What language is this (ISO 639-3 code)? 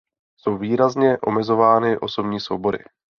ces